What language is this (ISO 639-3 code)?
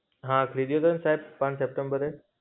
guj